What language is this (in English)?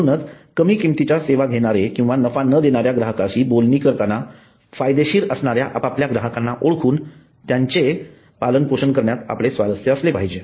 Marathi